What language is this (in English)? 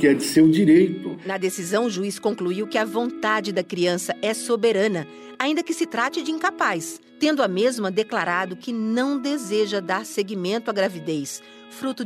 Portuguese